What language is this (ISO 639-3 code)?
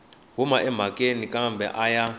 tso